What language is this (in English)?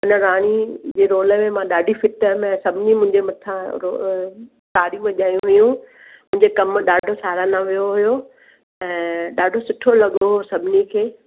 Sindhi